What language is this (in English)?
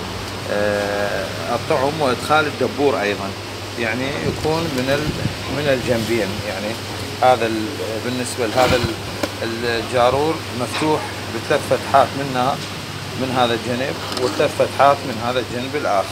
Arabic